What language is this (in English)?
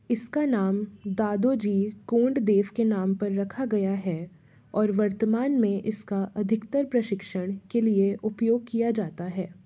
Hindi